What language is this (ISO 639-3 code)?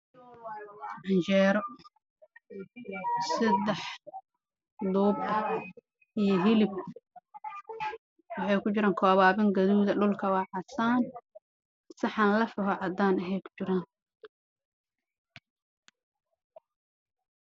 som